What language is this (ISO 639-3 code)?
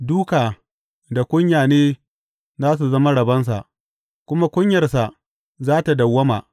hau